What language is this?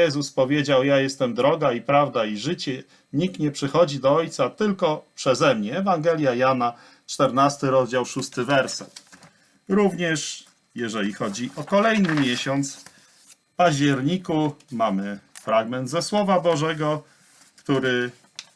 Polish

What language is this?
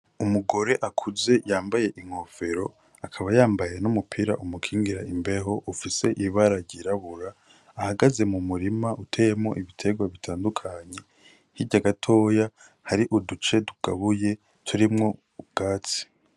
Rundi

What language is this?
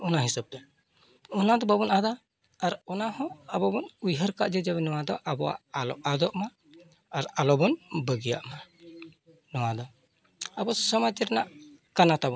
Santali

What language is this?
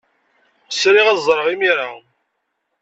Kabyle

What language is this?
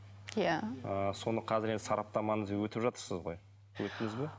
Kazakh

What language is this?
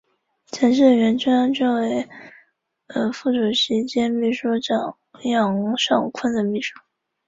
Chinese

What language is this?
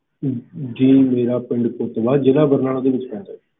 Punjabi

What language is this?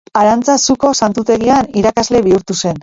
Basque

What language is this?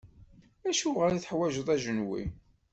Kabyle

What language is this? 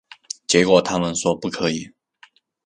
Chinese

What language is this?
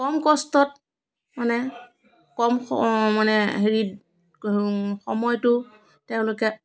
Assamese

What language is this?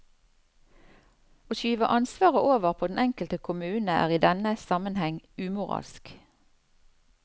Norwegian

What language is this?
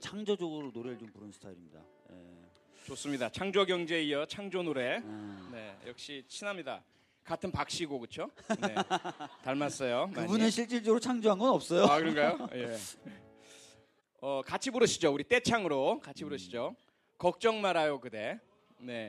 Korean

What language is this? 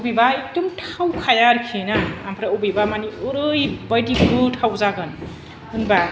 Bodo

